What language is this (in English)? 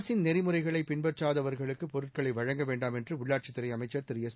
Tamil